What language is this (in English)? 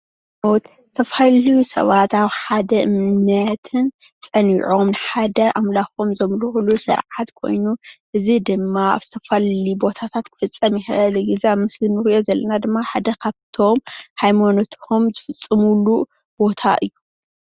Tigrinya